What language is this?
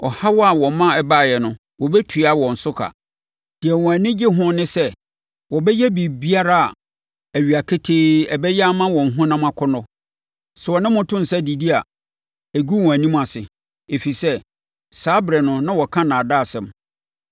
Akan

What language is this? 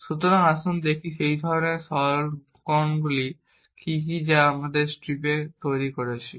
Bangla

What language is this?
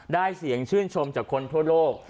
Thai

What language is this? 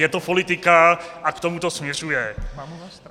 Czech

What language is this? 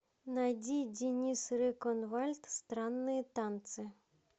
Russian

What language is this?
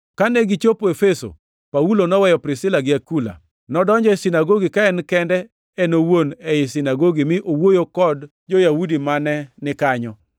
Luo (Kenya and Tanzania)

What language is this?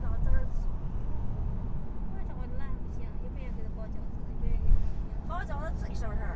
Chinese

